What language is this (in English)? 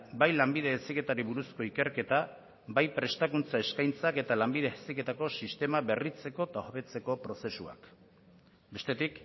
Basque